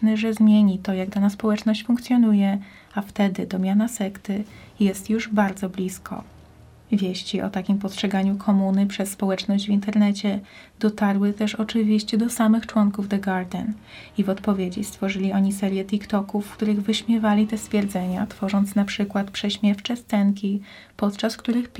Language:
Polish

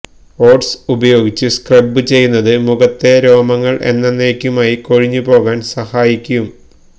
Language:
Malayalam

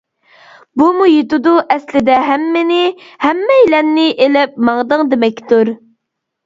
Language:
Uyghur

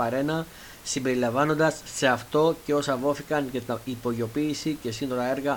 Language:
Greek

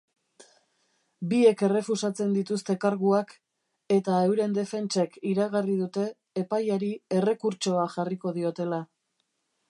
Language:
Basque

